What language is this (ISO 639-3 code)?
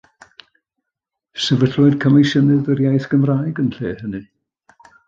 cym